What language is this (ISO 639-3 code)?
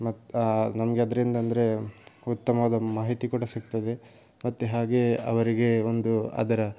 kan